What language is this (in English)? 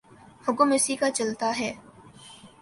Urdu